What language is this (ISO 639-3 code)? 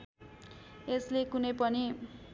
nep